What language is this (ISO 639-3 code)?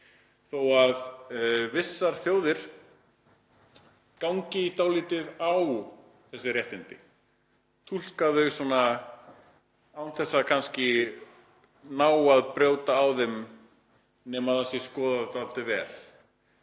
isl